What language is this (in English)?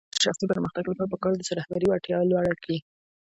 Pashto